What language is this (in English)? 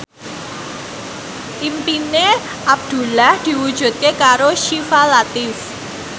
Javanese